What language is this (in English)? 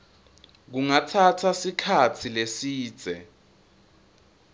Swati